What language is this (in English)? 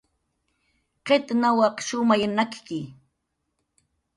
Jaqaru